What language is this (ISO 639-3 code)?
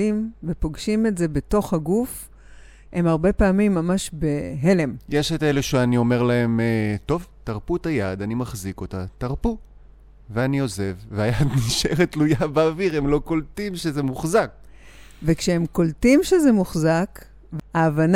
heb